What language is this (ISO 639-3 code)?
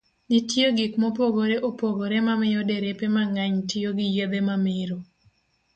luo